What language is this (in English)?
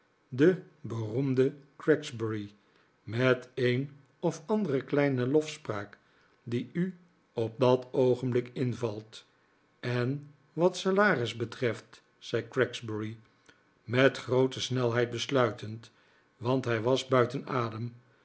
Dutch